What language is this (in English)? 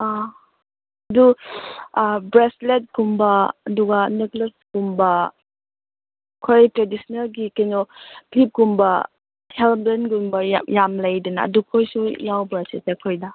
Manipuri